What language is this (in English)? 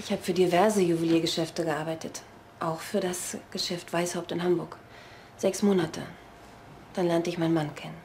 German